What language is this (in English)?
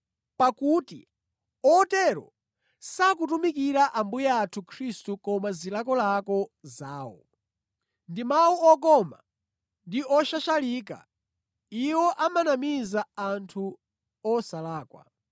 Nyanja